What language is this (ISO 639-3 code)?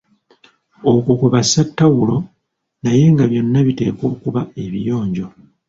lug